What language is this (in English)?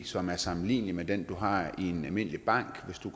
Danish